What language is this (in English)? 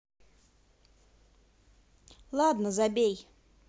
Russian